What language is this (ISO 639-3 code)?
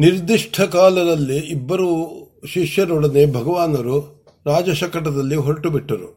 kan